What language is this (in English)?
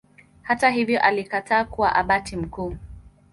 Swahili